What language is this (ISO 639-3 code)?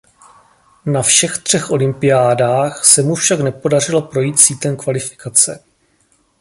ces